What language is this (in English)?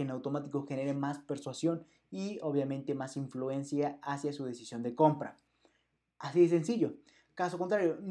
Spanish